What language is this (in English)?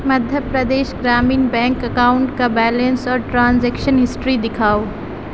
Urdu